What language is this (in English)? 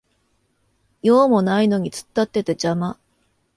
Japanese